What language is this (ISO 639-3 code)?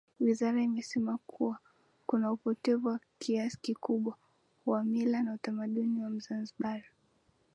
swa